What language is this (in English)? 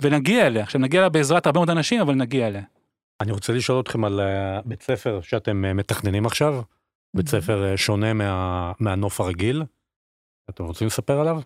Hebrew